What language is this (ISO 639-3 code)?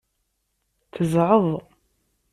kab